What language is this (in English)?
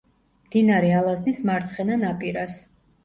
Georgian